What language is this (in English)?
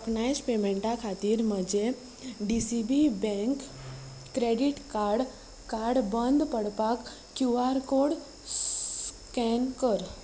Konkani